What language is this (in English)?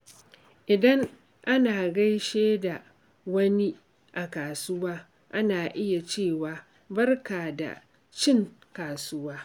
Hausa